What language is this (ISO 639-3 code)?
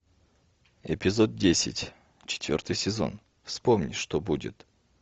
rus